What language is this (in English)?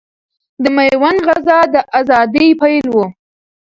Pashto